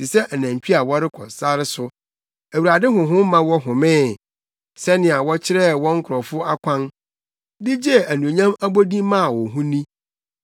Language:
Akan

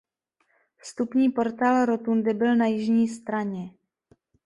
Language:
Czech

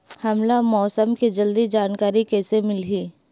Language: Chhattisgarhi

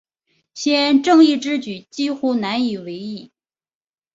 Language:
Chinese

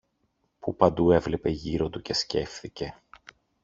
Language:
Greek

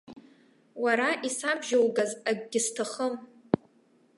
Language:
Abkhazian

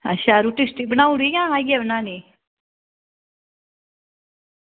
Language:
Dogri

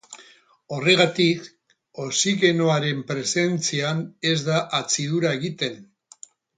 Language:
Basque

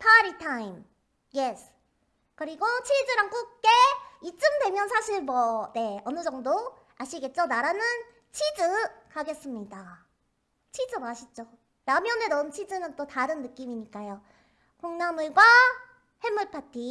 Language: Korean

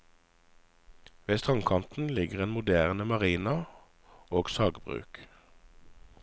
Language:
Norwegian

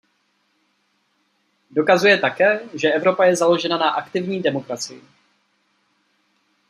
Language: Czech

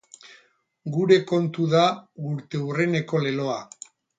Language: Basque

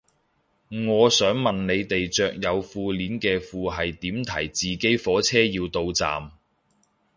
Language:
Cantonese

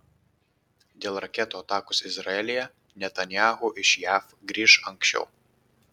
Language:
Lithuanian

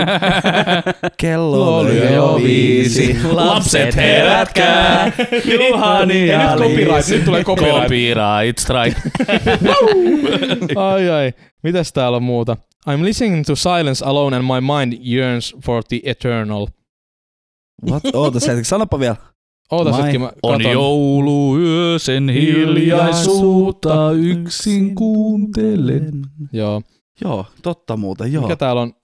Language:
Finnish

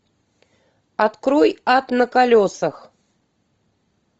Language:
Russian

